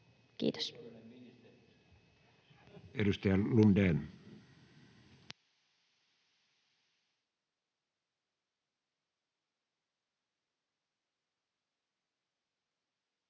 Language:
Finnish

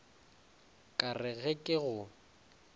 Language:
Northern Sotho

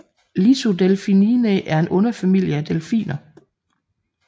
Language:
Danish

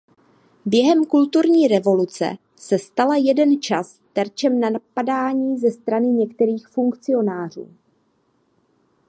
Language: Czech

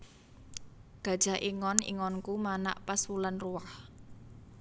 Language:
Javanese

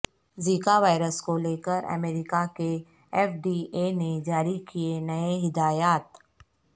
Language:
Urdu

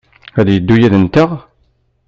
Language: Kabyle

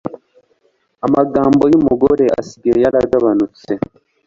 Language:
Kinyarwanda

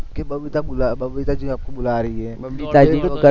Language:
Gujarati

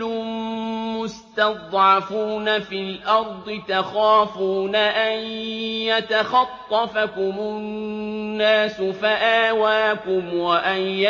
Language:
Arabic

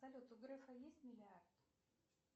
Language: Russian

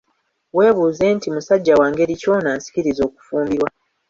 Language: Ganda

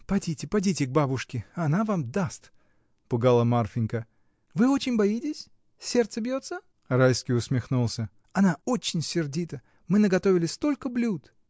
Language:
Russian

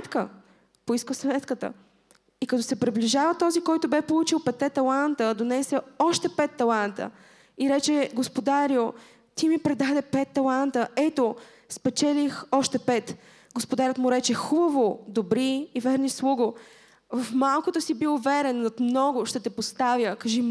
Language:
Bulgarian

